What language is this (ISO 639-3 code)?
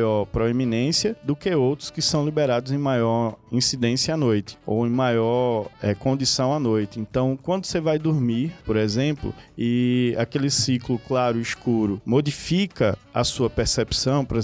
por